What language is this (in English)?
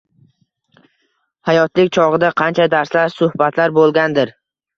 Uzbek